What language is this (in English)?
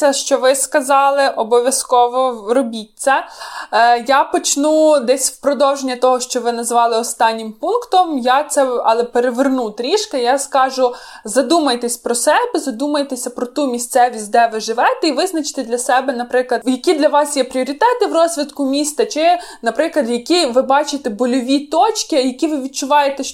Ukrainian